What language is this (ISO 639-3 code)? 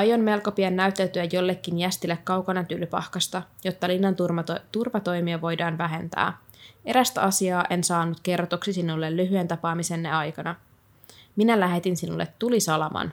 fin